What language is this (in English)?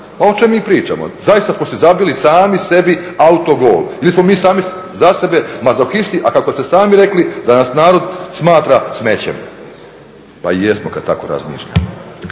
Croatian